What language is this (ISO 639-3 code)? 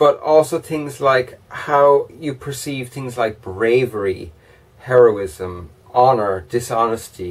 eng